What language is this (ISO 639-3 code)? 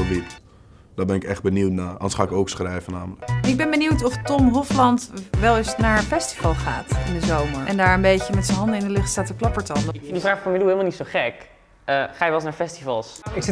nld